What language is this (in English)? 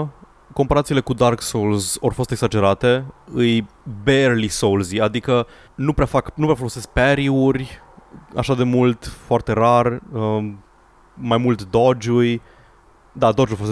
Romanian